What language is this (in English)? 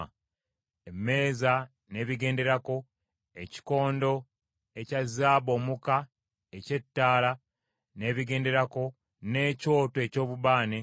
Ganda